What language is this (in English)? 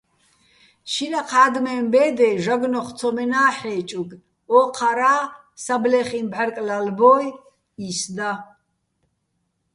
Bats